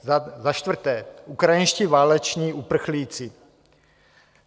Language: Czech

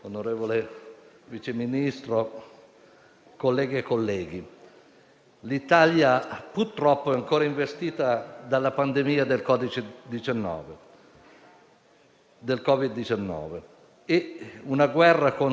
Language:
Italian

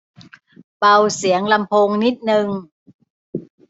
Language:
Thai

